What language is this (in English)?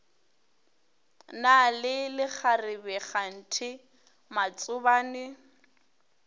Northern Sotho